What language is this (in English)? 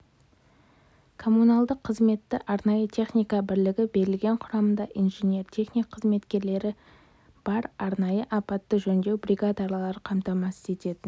Kazakh